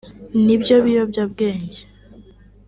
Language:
Kinyarwanda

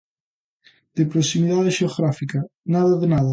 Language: Galician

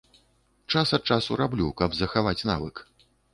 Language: Belarusian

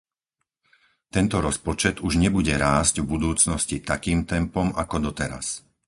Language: Slovak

